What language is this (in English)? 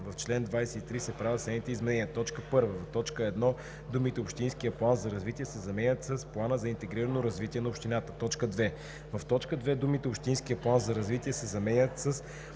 Bulgarian